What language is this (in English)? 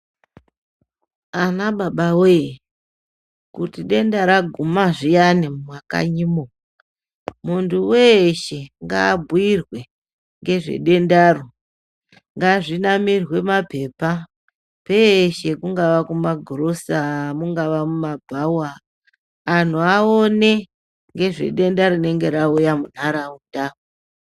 Ndau